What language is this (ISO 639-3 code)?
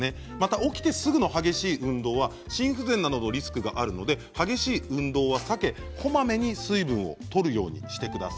jpn